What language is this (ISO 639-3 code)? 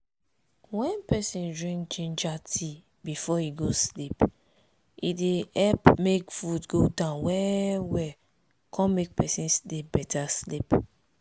pcm